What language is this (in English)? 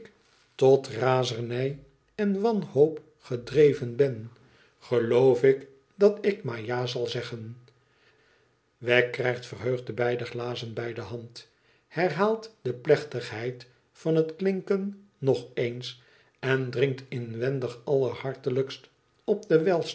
Dutch